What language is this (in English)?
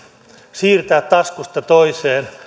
Finnish